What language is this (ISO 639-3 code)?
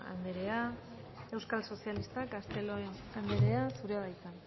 eus